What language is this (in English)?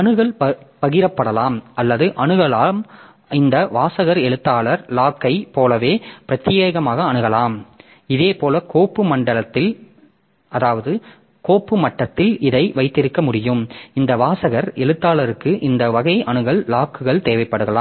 Tamil